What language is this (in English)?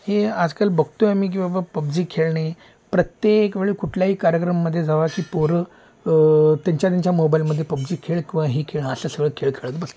Marathi